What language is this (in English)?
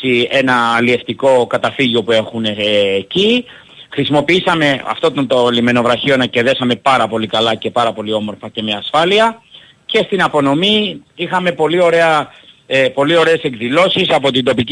Greek